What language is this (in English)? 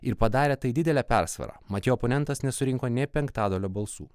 Lithuanian